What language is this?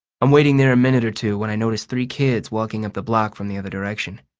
English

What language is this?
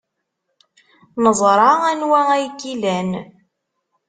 Kabyle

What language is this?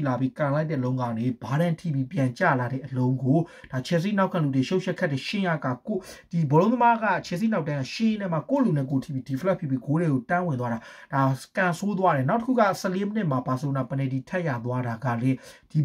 Romanian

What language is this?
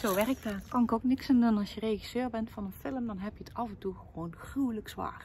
Dutch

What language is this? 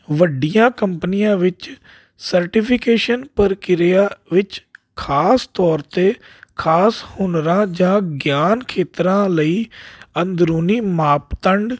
Punjabi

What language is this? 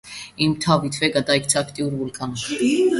Georgian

